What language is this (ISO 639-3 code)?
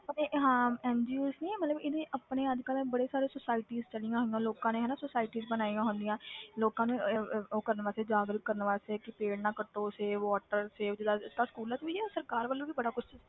pan